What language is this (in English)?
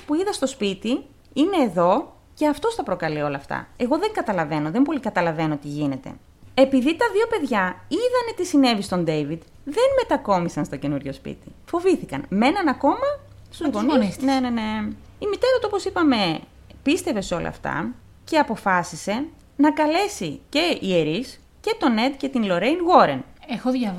Greek